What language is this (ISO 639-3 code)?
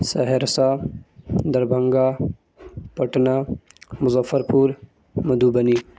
urd